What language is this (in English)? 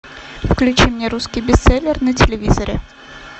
Russian